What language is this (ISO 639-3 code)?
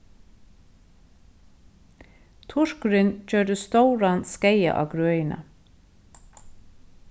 fao